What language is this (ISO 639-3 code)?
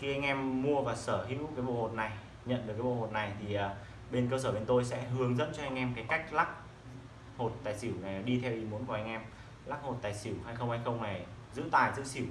vie